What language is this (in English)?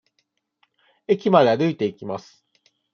Japanese